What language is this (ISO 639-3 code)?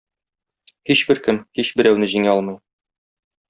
tat